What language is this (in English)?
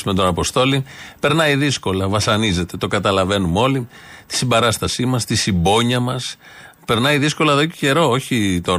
Greek